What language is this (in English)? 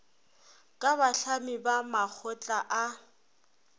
Northern Sotho